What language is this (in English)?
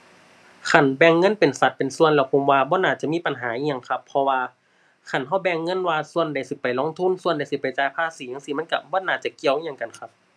Thai